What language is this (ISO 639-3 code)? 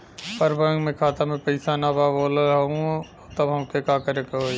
bho